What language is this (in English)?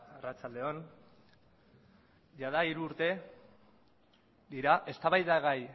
Basque